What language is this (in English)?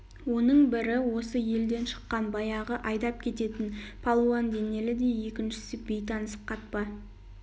Kazakh